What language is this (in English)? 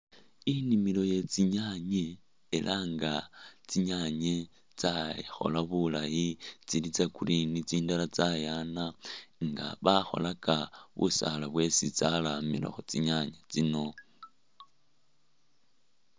Masaaba